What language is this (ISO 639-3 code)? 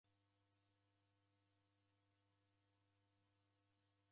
dav